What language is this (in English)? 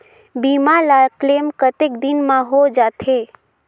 Chhattisgarhi